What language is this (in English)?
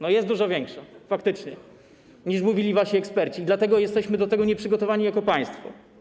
Polish